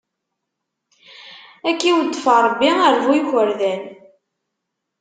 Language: Kabyle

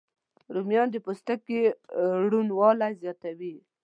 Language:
Pashto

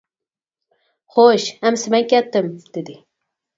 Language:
Uyghur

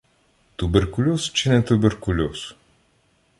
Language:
Ukrainian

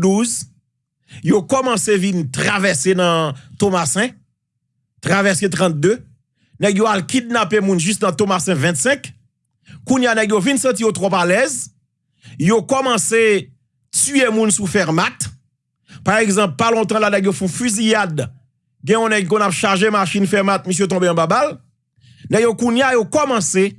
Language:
French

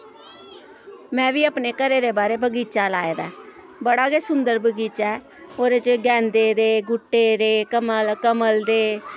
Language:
Dogri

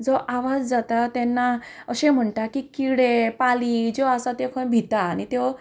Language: Konkani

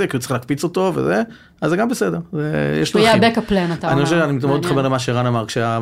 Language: Hebrew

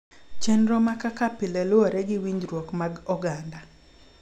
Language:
Luo (Kenya and Tanzania)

